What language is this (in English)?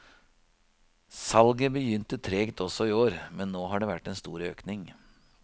Norwegian